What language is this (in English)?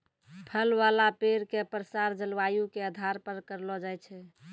Maithili